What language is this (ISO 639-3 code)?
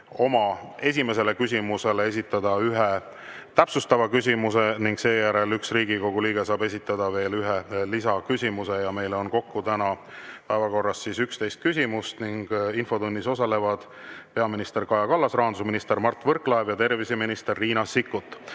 est